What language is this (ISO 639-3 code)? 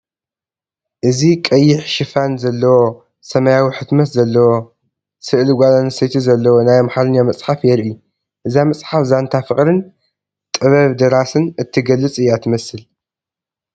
tir